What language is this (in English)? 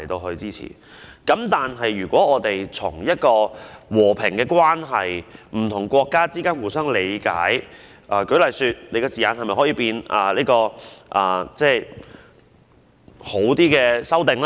Cantonese